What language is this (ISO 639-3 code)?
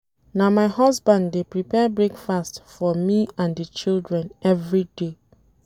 pcm